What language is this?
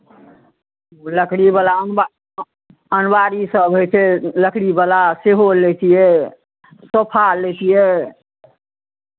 Maithili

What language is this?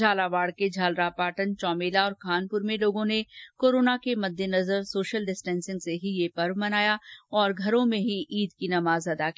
Hindi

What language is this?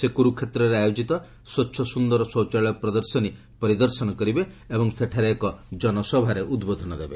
Odia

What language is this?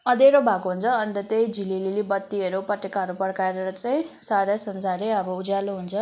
Nepali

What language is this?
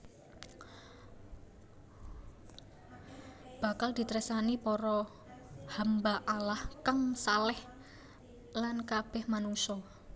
Javanese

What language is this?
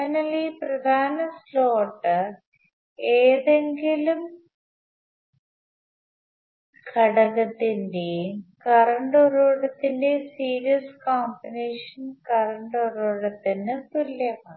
Malayalam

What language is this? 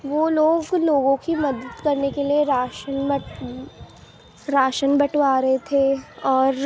Urdu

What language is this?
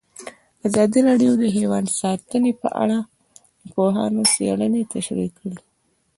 Pashto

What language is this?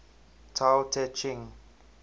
English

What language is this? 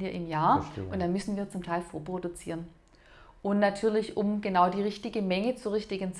German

